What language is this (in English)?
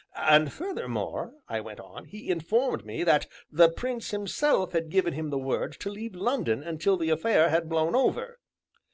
English